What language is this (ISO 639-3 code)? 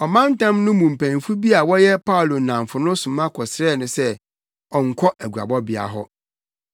aka